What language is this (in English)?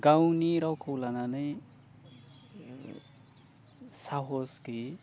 Bodo